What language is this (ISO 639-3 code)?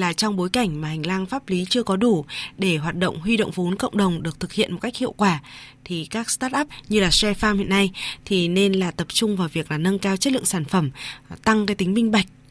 vie